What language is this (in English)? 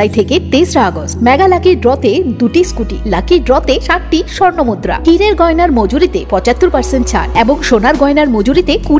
Bangla